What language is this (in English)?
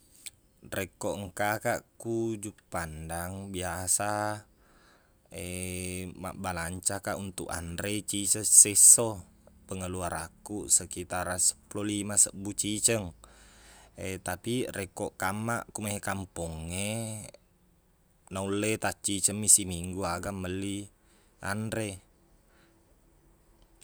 Buginese